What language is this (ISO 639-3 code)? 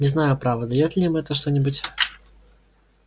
rus